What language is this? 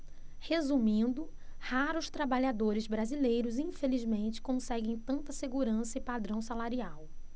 Portuguese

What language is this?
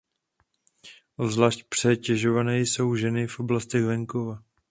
Czech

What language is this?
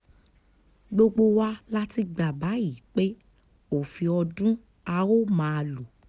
Yoruba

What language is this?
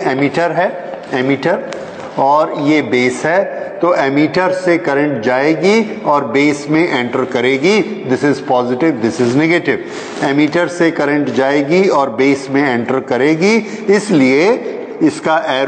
Hindi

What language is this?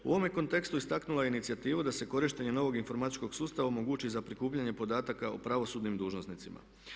Croatian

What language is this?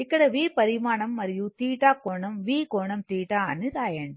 Telugu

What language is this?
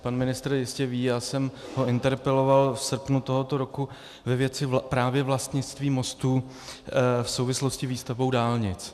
Czech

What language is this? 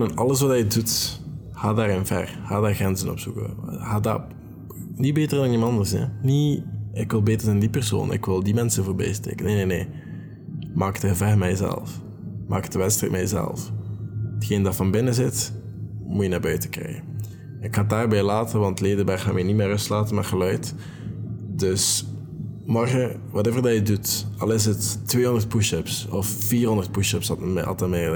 Dutch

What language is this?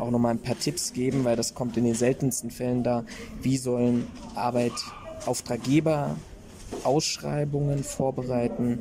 German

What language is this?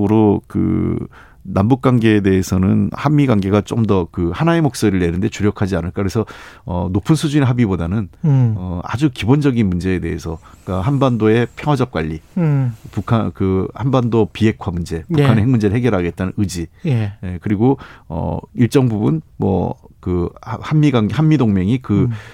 Korean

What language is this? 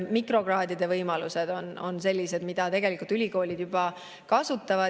Estonian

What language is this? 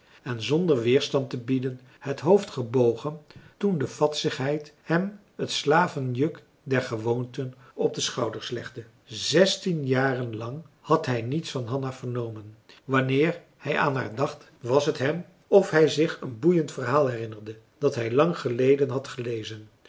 Dutch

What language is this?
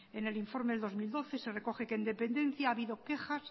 Spanish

